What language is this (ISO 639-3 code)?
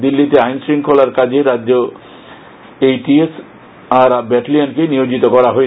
ben